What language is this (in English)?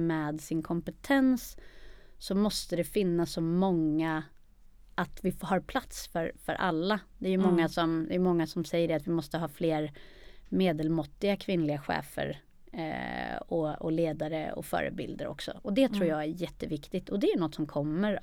Swedish